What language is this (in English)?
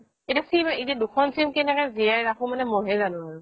Assamese